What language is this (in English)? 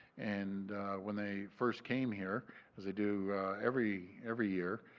English